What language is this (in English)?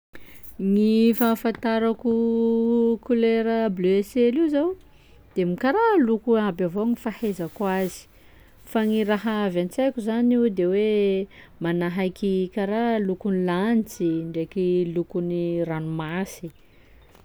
Sakalava Malagasy